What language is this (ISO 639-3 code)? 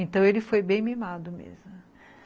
por